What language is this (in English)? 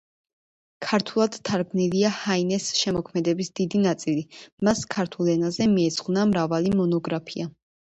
Georgian